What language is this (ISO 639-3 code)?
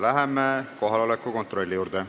est